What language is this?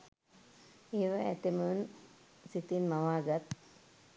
Sinhala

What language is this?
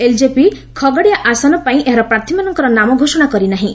Odia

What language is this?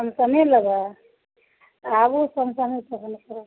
Maithili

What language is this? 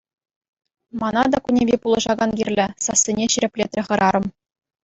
Chuvash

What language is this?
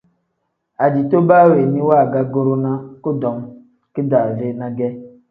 Tem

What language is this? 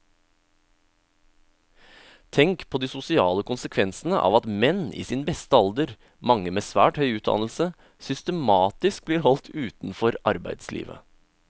Norwegian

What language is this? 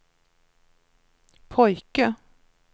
Swedish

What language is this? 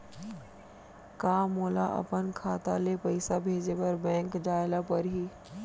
Chhattisgarhi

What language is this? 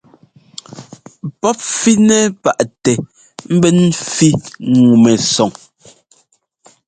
Ngomba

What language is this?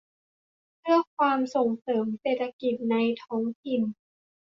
Thai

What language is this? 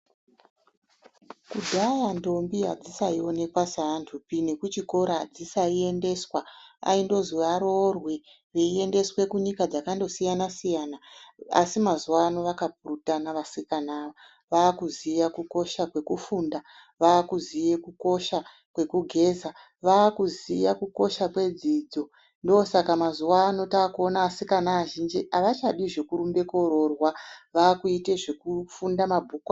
Ndau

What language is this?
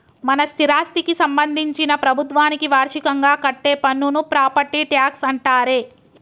Telugu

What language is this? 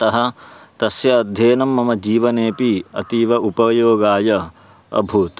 Sanskrit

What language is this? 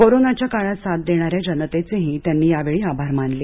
Marathi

